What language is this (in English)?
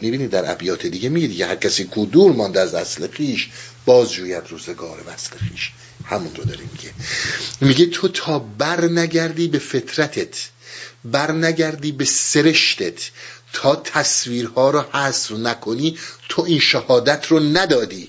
Persian